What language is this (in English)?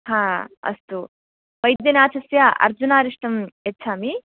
Sanskrit